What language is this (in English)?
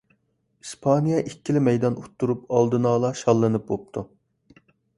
Uyghur